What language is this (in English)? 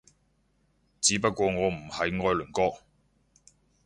Cantonese